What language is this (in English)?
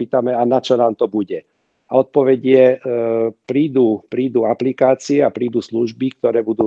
Slovak